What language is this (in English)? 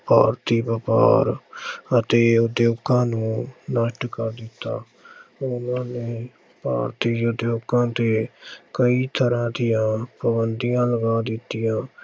Punjabi